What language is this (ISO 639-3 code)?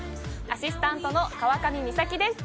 jpn